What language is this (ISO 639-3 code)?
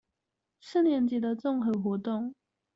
zho